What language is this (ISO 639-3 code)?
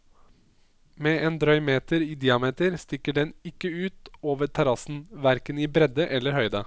nor